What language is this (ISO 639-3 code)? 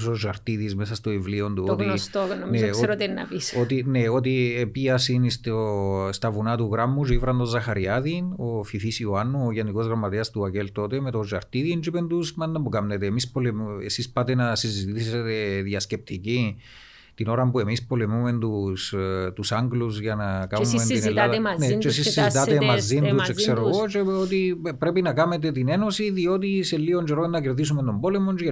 ell